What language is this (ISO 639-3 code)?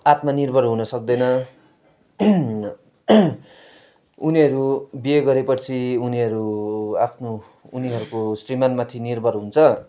nep